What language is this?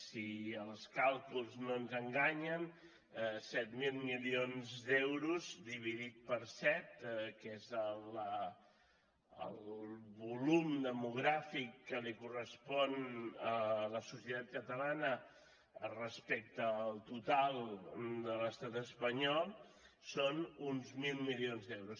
Catalan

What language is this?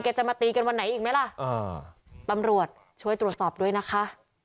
Thai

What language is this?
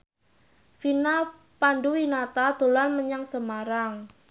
Javanese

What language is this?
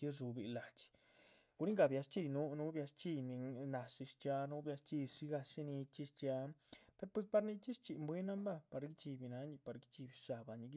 Chichicapan Zapotec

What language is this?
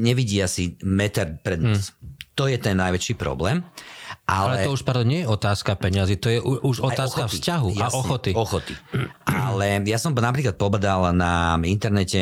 Slovak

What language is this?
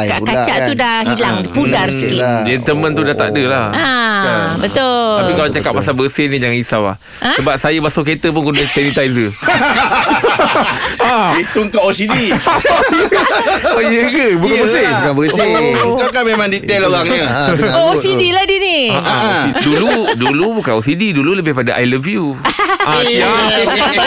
Malay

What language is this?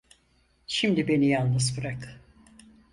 Turkish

